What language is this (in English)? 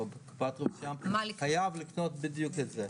Hebrew